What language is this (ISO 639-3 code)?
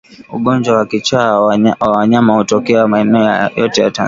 swa